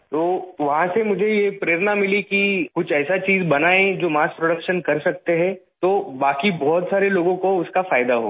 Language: Urdu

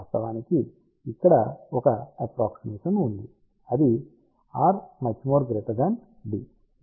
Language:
Telugu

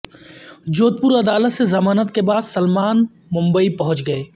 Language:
Urdu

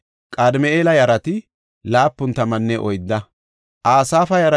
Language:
Gofa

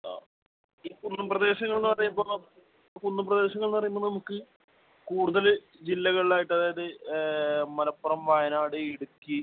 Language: Malayalam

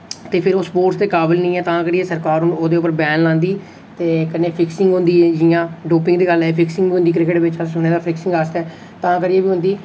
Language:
Dogri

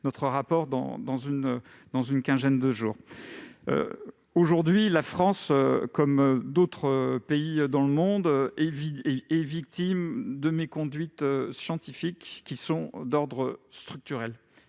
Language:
French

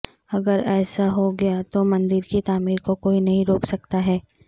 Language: Urdu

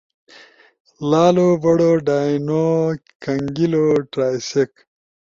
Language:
Ushojo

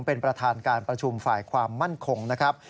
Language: Thai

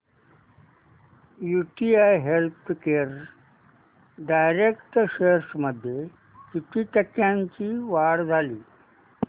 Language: Marathi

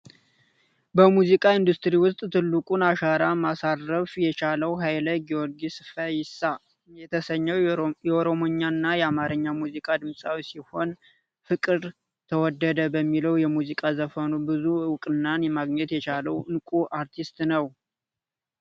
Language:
Amharic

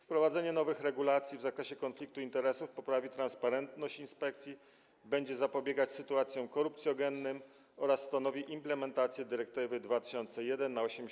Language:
Polish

